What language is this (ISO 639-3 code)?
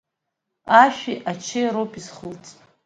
abk